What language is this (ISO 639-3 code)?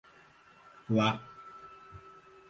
por